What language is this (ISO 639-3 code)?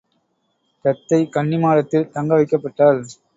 tam